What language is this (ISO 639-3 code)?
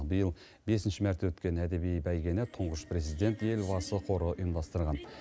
kaz